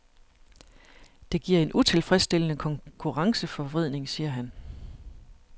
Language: Danish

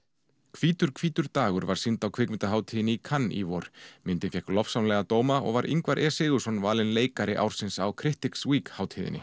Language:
Icelandic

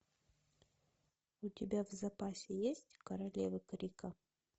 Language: Russian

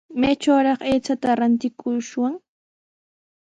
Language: Sihuas Ancash Quechua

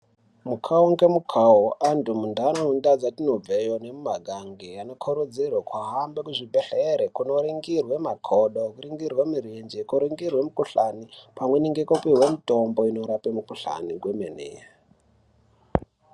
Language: Ndau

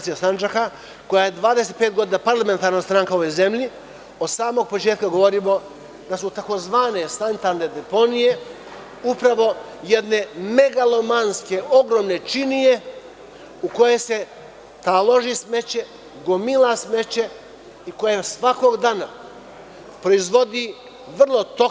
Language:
Serbian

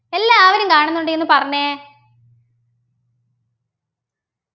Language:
Malayalam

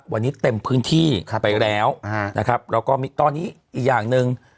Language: Thai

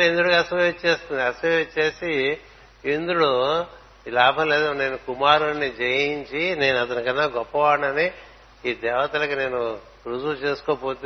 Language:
Telugu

